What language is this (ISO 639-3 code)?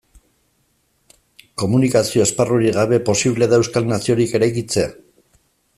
eus